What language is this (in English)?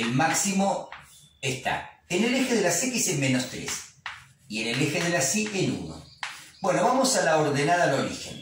Spanish